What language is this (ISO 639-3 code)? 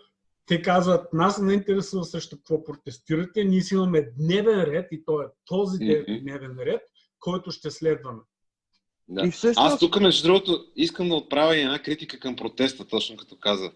bul